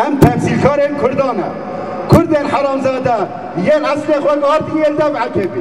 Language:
Turkish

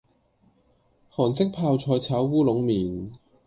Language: Cantonese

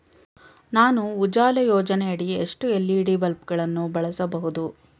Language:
Kannada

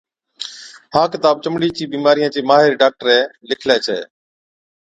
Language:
Od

